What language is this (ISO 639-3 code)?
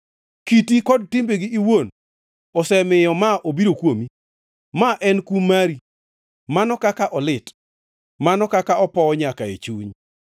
luo